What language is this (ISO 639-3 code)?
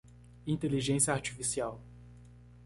por